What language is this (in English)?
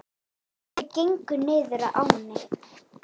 Icelandic